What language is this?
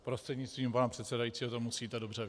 Czech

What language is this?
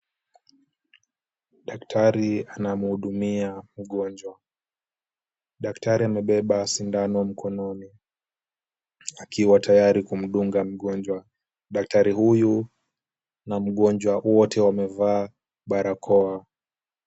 Swahili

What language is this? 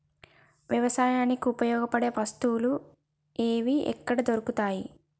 Telugu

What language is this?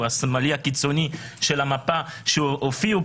Hebrew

